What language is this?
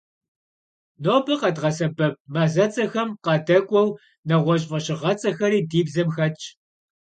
Kabardian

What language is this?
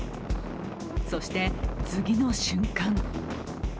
Japanese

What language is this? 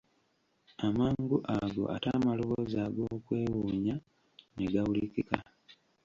Ganda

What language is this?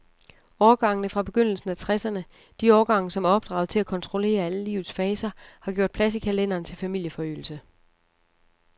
Danish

